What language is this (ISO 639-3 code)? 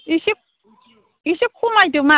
brx